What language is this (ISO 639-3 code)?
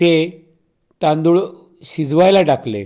mar